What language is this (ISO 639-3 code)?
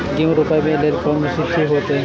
mai